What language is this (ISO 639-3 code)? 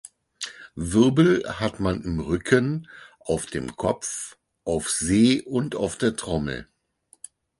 deu